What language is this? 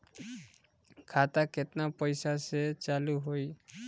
Bhojpuri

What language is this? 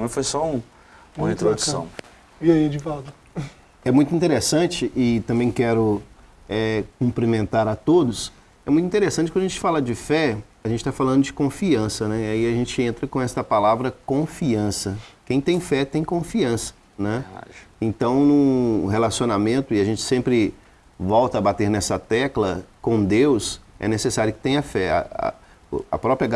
Portuguese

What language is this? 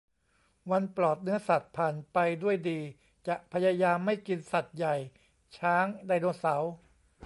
Thai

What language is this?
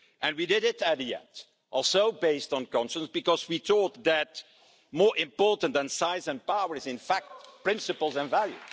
English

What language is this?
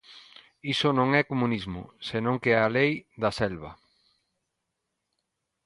Galician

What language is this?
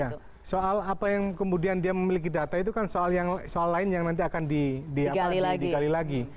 Indonesian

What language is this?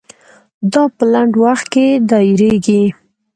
Pashto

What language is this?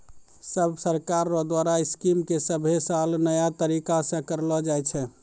Maithili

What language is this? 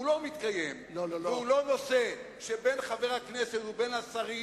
Hebrew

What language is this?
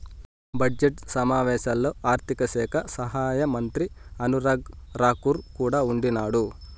Telugu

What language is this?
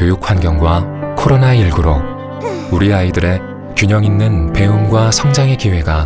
Korean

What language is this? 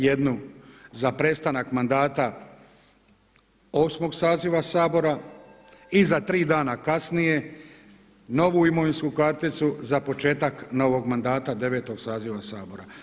Croatian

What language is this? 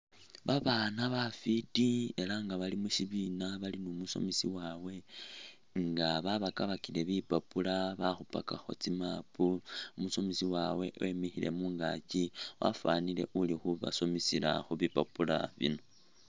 Masaaba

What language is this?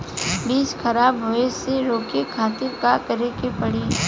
Bhojpuri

